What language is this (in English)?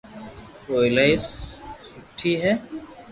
Loarki